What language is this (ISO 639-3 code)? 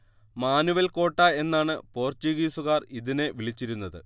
mal